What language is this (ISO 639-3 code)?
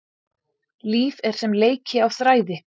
isl